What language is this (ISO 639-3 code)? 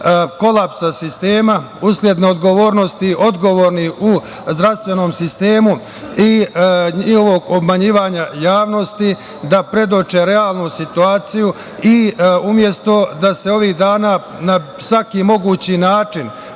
srp